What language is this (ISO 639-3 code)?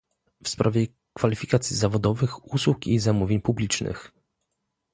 pol